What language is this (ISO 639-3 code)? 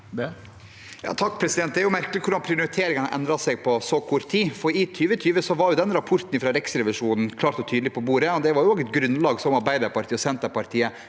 nor